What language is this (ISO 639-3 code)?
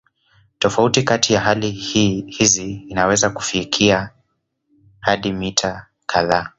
swa